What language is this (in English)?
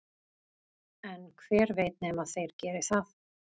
Icelandic